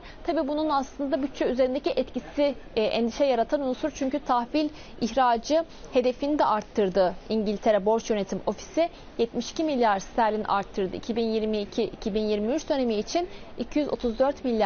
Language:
Turkish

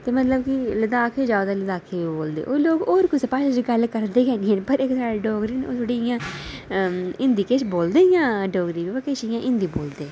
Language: Dogri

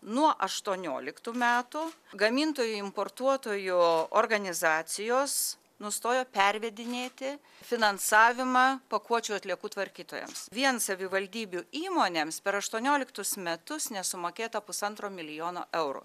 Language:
Lithuanian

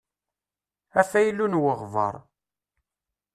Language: Kabyle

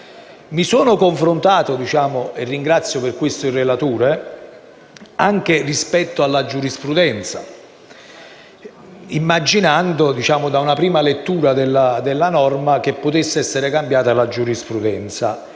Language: Italian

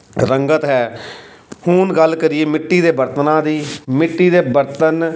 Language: Punjabi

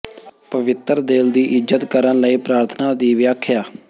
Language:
Punjabi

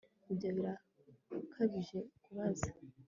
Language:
Kinyarwanda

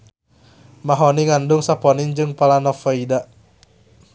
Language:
Sundanese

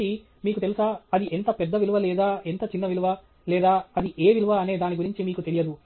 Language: Telugu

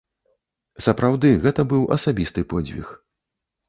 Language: Belarusian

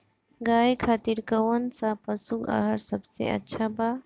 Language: Bhojpuri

